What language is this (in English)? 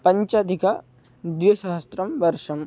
Sanskrit